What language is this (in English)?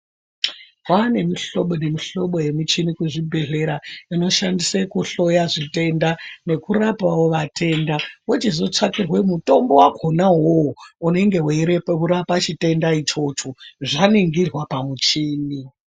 Ndau